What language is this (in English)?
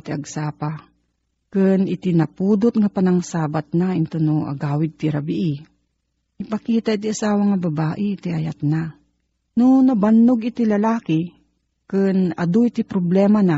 Filipino